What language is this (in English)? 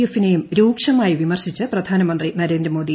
Malayalam